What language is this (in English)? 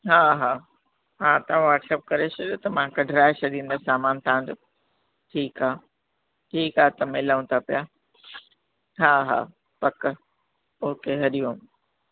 Sindhi